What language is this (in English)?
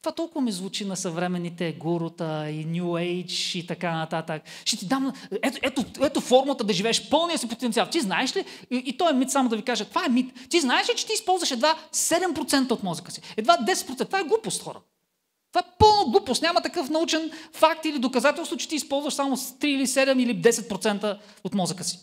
Bulgarian